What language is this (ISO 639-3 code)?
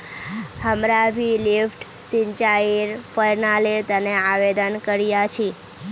mag